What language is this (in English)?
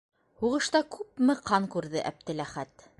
Bashkir